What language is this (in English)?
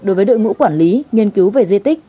Vietnamese